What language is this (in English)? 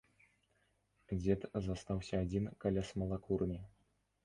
Belarusian